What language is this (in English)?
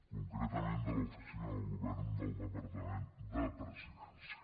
Catalan